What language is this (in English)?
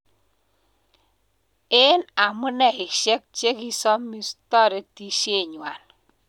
Kalenjin